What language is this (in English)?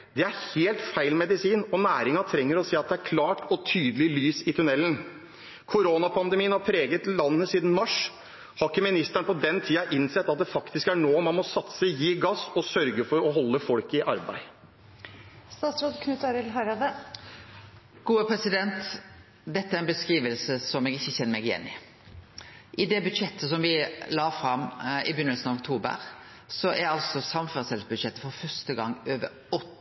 Norwegian